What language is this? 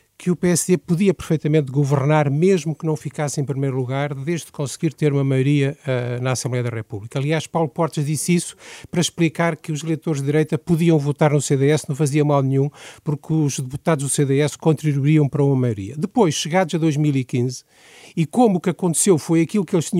Portuguese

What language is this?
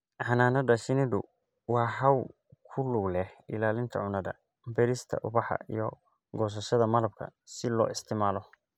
Somali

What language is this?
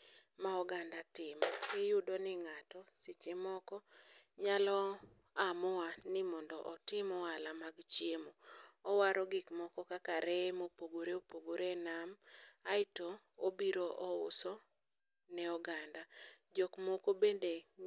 Luo (Kenya and Tanzania)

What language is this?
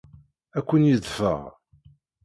Kabyle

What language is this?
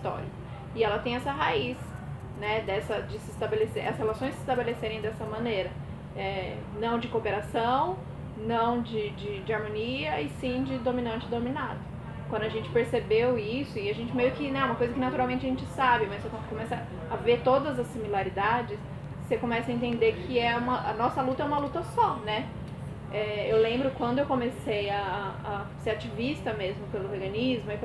Portuguese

